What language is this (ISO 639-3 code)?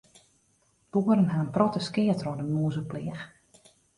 fry